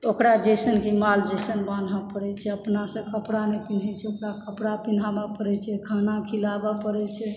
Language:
Maithili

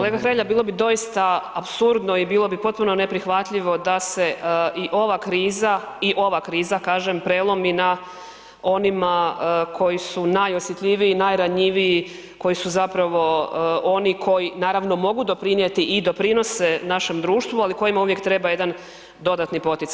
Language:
Croatian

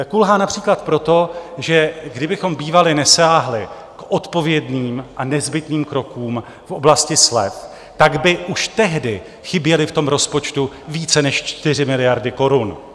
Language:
Czech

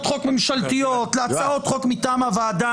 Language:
Hebrew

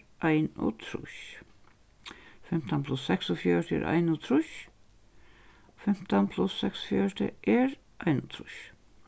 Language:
Faroese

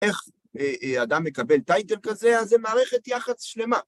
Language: Hebrew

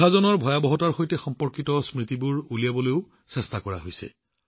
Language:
Assamese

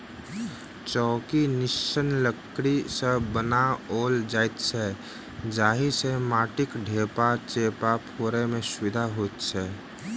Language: Maithili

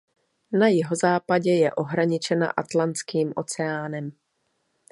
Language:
Czech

